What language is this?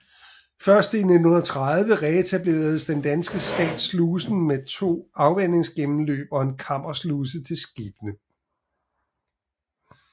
Danish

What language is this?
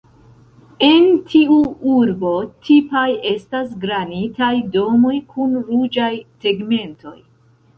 Esperanto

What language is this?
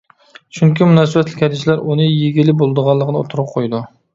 Uyghur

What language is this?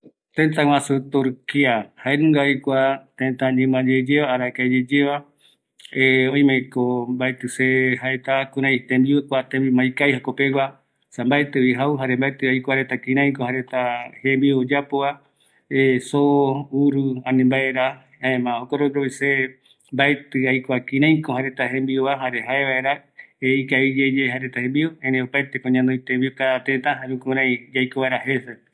Eastern Bolivian Guaraní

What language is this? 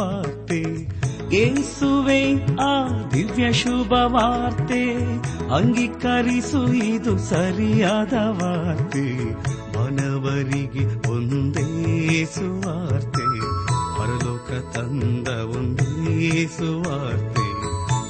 Kannada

